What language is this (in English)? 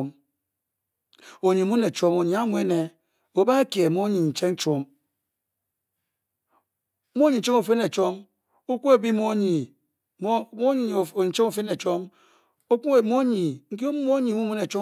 Bokyi